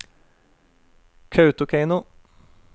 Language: Norwegian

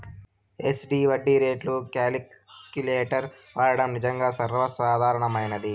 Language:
Telugu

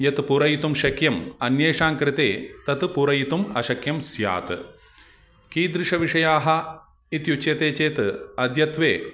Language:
Sanskrit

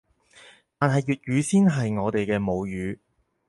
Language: Cantonese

